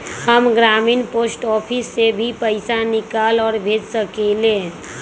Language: Magahi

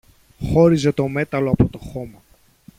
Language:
Greek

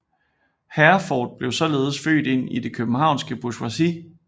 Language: Danish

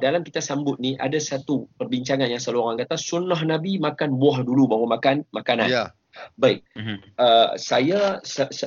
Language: Malay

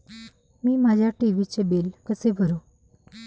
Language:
Marathi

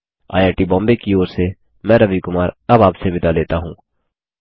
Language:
Hindi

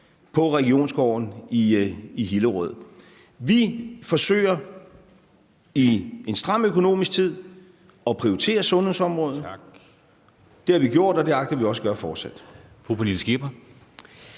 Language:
Danish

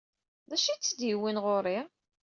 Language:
Kabyle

